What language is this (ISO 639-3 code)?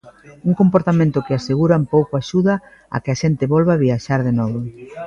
glg